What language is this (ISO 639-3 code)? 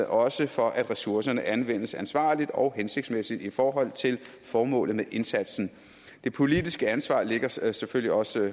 dan